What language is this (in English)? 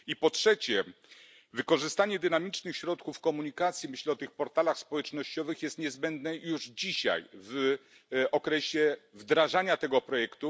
Polish